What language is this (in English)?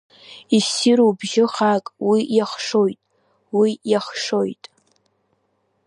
Abkhazian